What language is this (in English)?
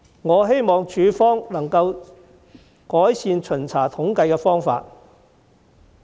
Cantonese